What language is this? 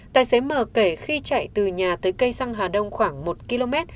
Vietnamese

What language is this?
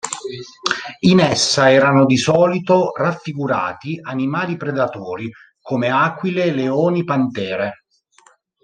Italian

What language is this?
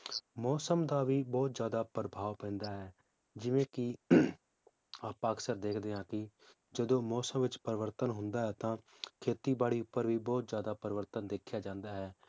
Punjabi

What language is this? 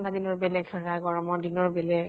Assamese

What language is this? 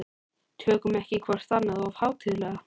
Icelandic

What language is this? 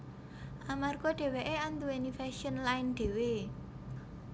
Javanese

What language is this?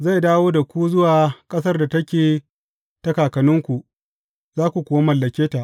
Hausa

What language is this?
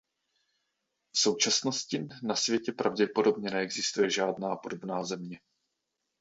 Czech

